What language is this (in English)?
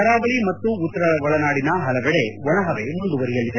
Kannada